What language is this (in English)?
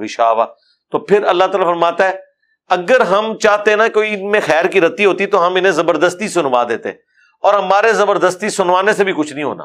Urdu